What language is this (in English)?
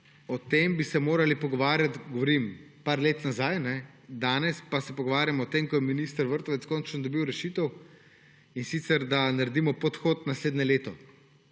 Slovenian